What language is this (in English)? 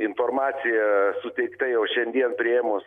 Lithuanian